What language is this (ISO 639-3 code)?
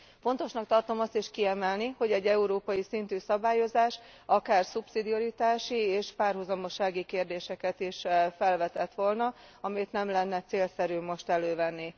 hun